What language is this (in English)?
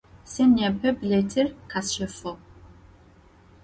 Adyghe